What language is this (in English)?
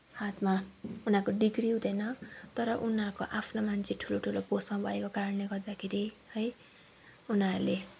Nepali